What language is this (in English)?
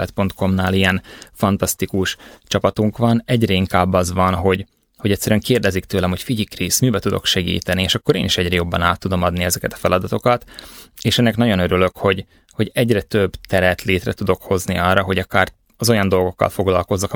Hungarian